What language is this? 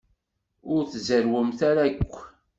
Kabyle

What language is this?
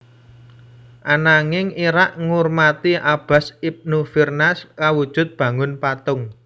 Javanese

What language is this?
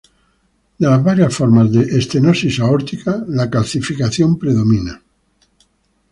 Spanish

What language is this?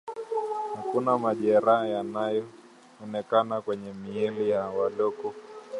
Swahili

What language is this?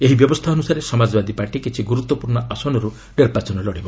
Odia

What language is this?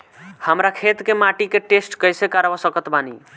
Bhojpuri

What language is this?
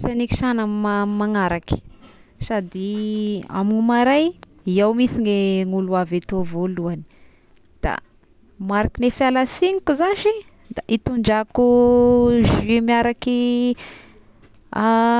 Tesaka Malagasy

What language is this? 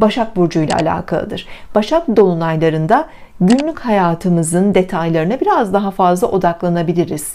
Turkish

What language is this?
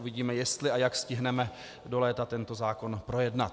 Czech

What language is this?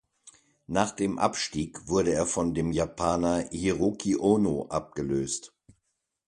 German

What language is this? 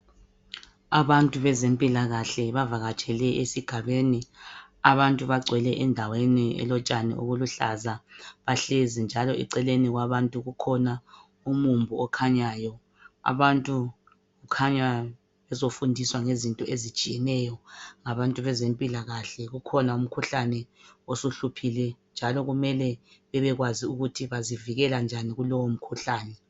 North Ndebele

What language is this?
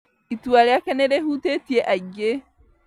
Kikuyu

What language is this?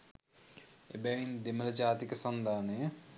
Sinhala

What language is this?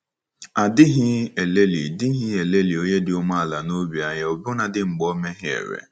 Igbo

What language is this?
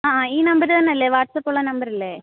Malayalam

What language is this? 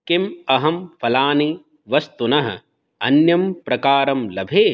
Sanskrit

